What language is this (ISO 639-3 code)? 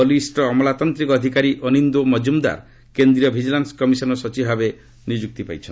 ori